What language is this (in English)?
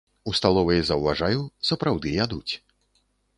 Belarusian